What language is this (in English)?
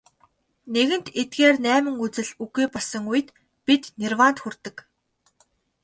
Mongolian